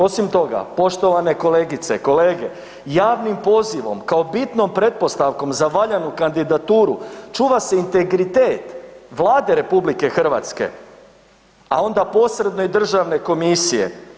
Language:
Croatian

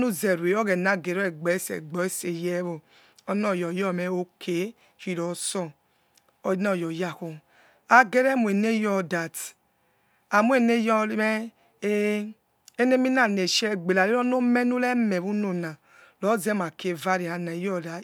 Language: Yekhee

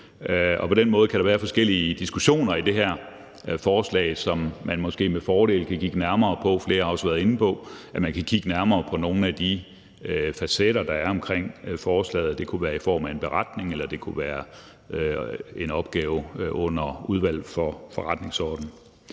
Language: Danish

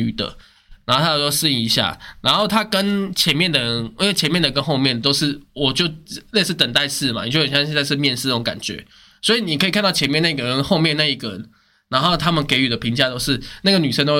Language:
Chinese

